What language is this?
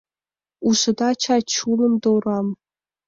Mari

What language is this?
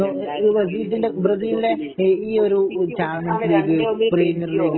Malayalam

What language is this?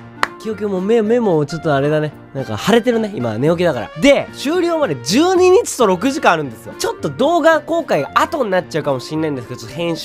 Japanese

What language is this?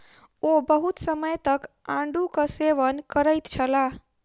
Maithili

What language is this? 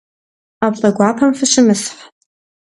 Kabardian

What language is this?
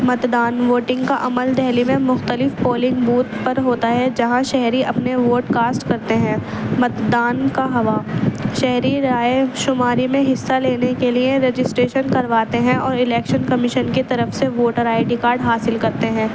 Urdu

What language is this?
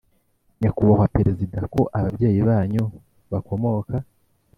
Kinyarwanda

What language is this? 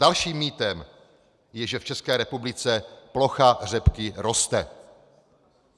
Czech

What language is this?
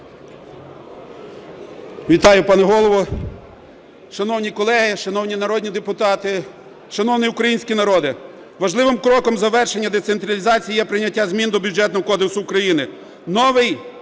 Ukrainian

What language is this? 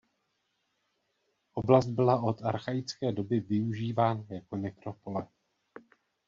Czech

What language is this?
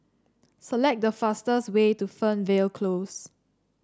English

